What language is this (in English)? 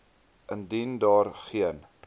Afrikaans